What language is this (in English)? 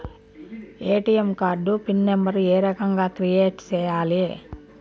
Telugu